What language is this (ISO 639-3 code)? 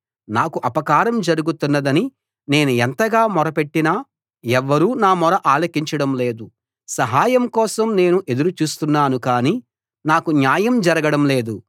tel